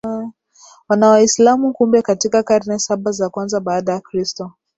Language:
Swahili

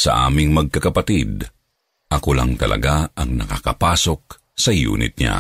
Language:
Filipino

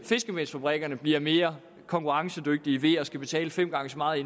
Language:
Danish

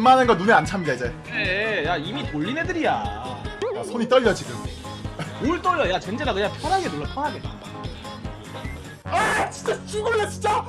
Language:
Korean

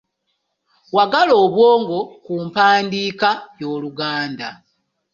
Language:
Ganda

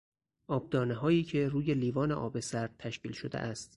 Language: Persian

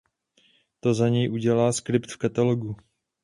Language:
Czech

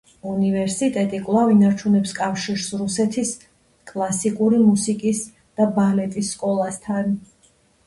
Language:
Georgian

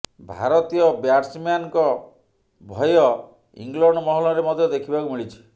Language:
Odia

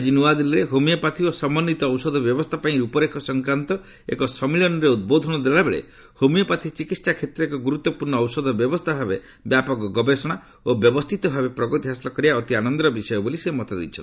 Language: Odia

